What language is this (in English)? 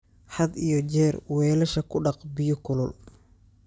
Somali